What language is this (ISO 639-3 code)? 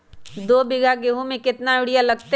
mag